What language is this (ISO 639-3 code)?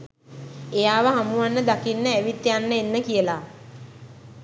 sin